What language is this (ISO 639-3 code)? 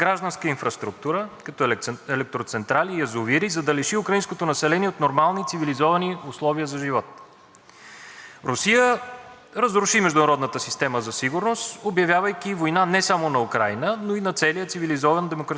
bul